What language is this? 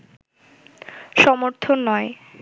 Bangla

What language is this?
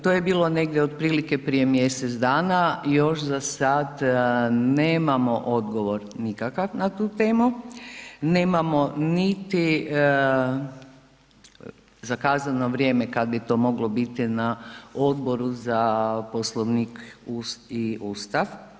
Croatian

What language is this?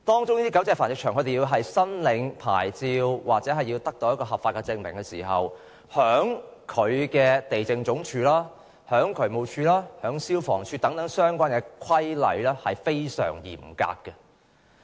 Cantonese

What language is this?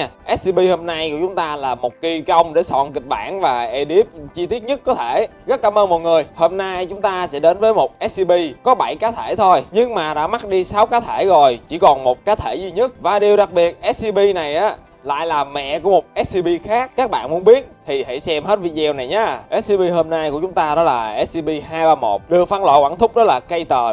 Vietnamese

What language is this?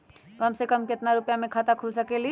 Magahi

